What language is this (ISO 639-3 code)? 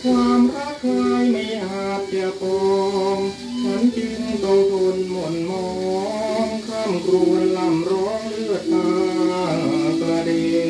tha